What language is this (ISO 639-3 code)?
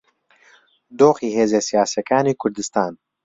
ckb